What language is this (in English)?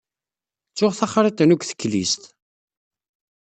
Kabyle